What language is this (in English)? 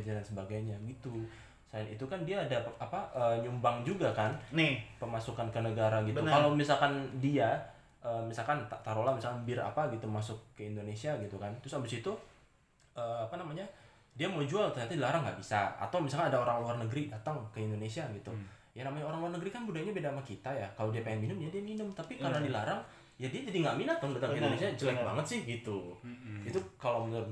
Indonesian